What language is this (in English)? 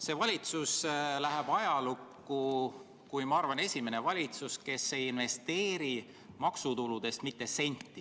Estonian